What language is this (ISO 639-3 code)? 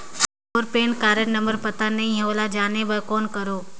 hne